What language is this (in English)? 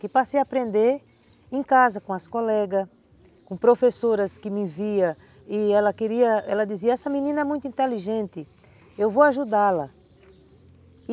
Portuguese